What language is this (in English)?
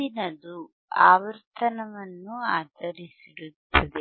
Kannada